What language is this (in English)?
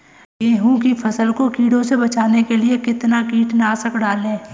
Hindi